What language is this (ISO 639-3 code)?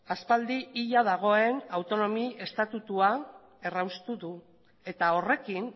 eus